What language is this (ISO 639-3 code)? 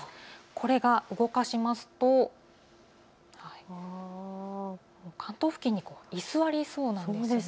jpn